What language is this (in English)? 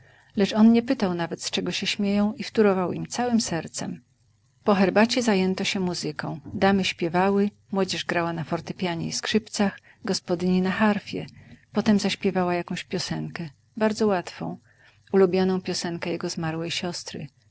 Polish